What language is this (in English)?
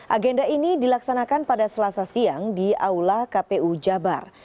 Indonesian